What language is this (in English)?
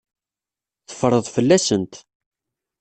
Kabyle